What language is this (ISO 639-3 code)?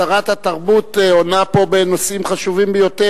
heb